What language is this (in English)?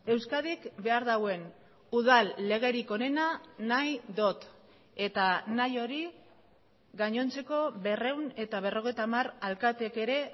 Basque